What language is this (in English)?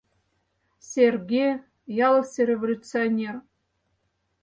Mari